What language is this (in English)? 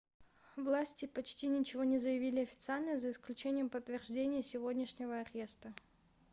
Russian